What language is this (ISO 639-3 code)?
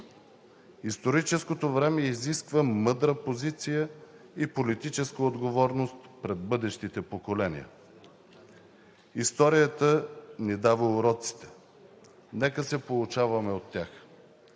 bul